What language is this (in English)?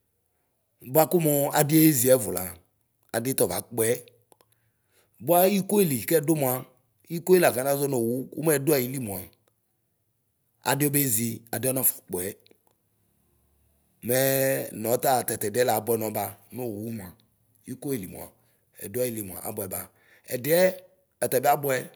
Ikposo